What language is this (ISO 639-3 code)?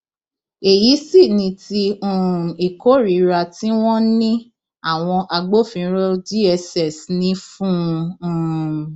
yor